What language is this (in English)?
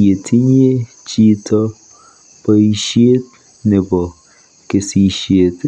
Kalenjin